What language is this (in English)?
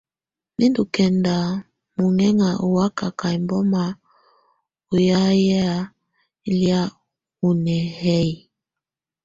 Tunen